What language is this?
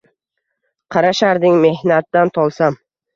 Uzbek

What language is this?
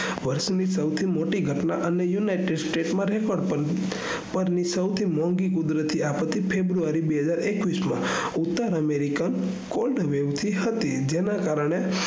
Gujarati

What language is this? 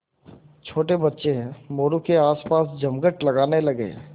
Hindi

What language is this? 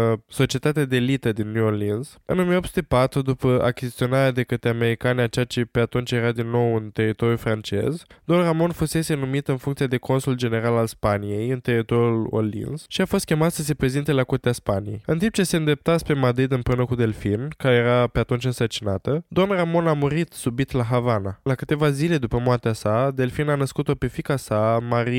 Romanian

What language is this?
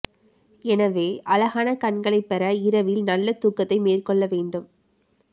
Tamil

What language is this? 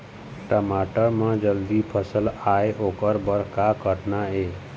Chhattisgarhi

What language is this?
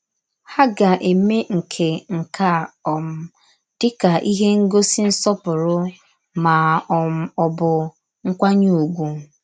Igbo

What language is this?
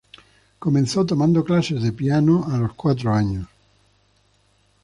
Spanish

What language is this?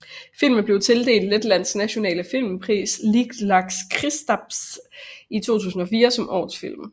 Danish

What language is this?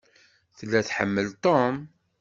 Kabyle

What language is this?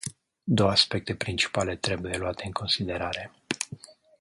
Romanian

